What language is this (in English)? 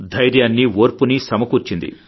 Telugu